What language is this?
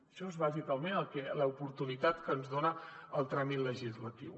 Catalan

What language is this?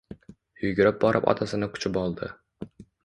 Uzbek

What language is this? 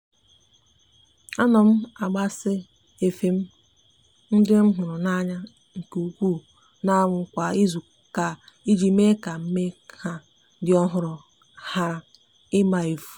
Igbo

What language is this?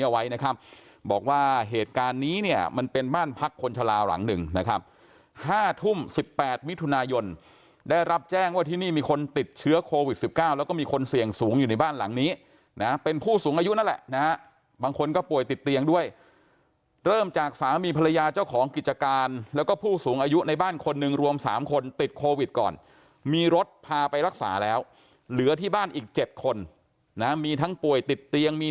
Thai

